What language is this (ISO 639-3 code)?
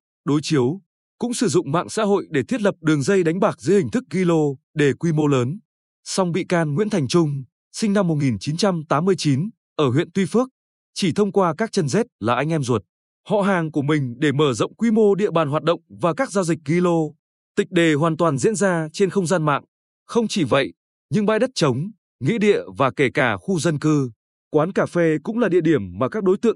vie